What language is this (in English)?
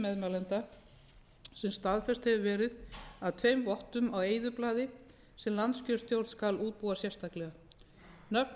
Icelandic